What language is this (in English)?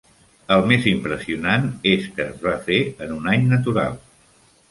Catalan